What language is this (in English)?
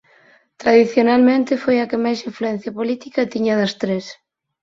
Galician